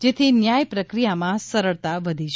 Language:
Gujarati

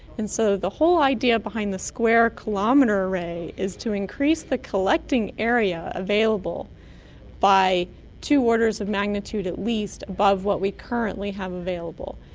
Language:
English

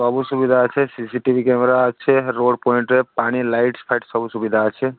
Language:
Odia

